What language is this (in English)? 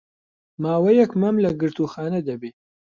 Central Kurdish